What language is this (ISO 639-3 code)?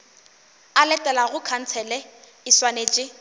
nso